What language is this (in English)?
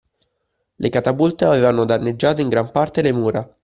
Italian